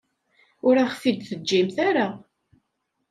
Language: Kabyle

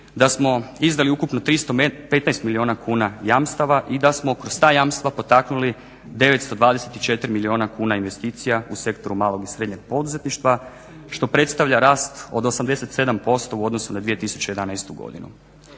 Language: Croatian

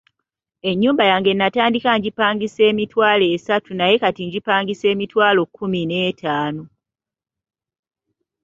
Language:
Ganda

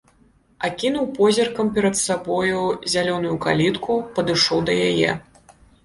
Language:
Belarusian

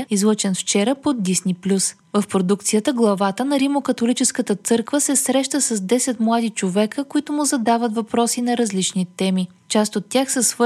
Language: Bulgarian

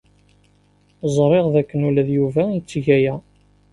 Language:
Kabyle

